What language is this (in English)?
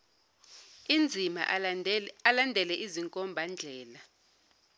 Zulu